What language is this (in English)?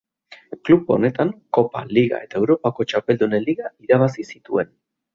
Basque